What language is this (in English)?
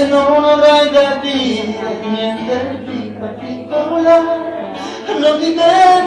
Romanian